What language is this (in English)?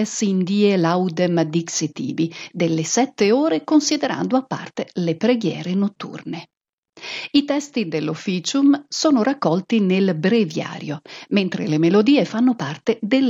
Italian